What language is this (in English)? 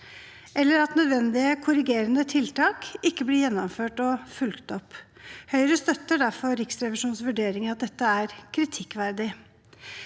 Norwegian